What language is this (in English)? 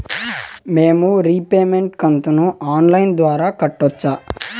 Telugu